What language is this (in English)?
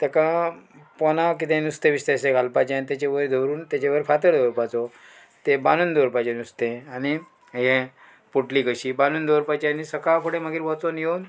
Konkani